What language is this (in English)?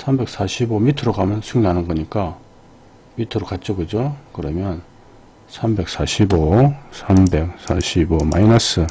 Korean